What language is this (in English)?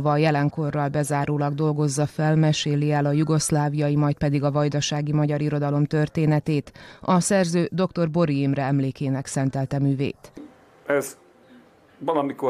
Hungarian